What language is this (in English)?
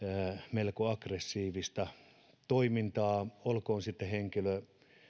Finnish